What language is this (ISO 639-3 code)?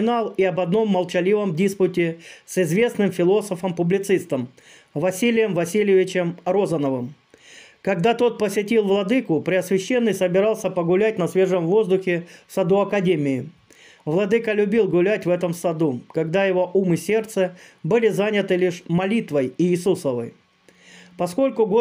rus